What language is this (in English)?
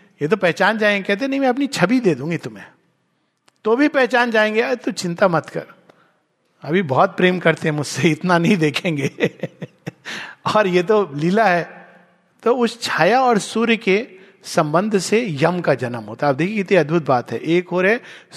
Hindi